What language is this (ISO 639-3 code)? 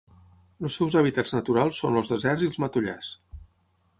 cat